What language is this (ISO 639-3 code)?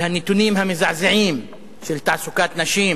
heb